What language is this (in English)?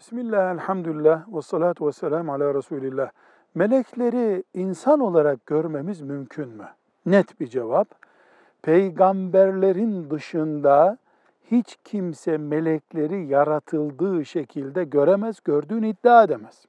Turkish